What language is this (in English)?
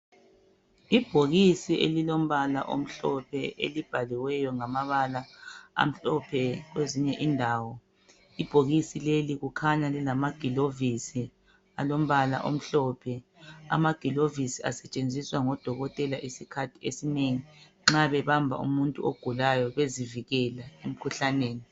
North Ndebele